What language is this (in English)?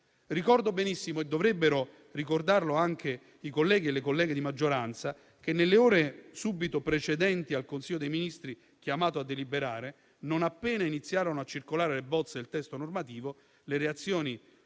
Italian